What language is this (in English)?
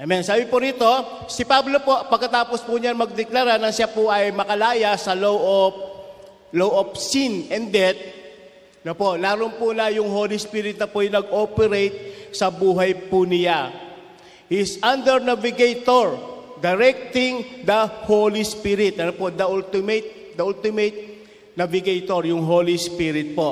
Filipino